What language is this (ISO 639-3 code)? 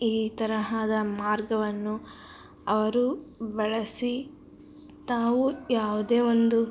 kan